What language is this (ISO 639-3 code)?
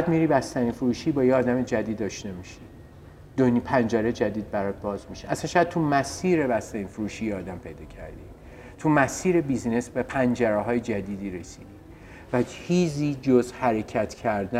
fas